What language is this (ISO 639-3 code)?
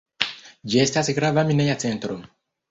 epo